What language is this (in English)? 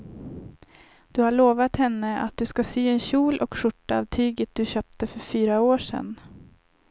Swedish